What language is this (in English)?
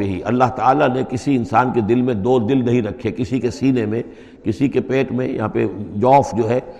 Urdu